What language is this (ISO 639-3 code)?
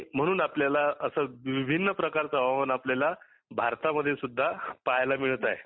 mar